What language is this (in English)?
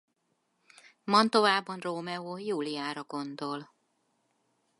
Hungarian